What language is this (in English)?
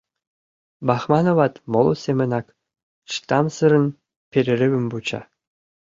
Mari